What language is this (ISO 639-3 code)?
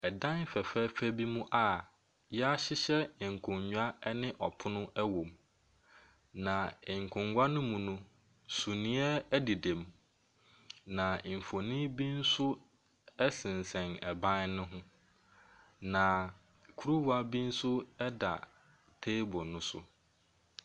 aka